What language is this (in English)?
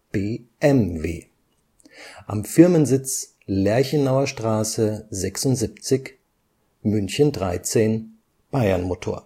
German